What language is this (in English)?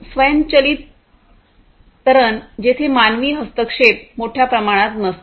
Marathi